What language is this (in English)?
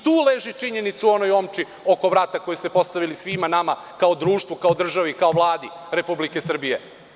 Serbian